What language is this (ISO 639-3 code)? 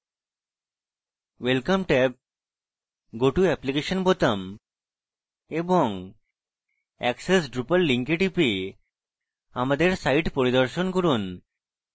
ben